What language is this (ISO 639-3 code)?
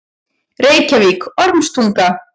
isl